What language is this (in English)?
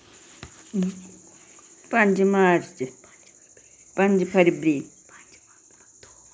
Dogri